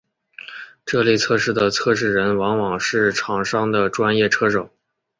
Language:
Chinese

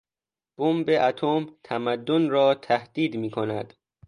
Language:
Persian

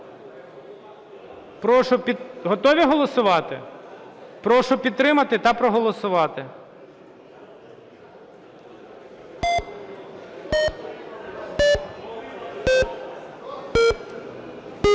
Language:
Ukrainian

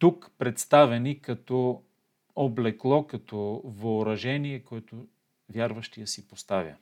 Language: Bulgarian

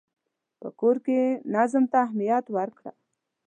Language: Pashto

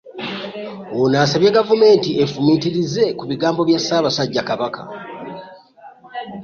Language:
Ganda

